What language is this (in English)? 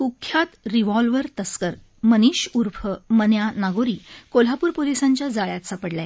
Marathi